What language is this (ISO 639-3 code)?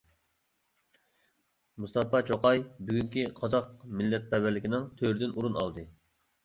uig